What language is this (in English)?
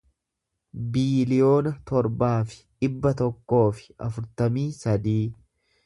Oromo